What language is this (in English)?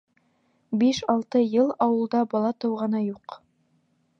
Bashkir